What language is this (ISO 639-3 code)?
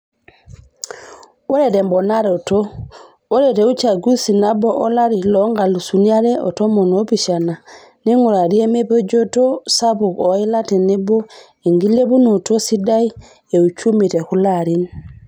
mas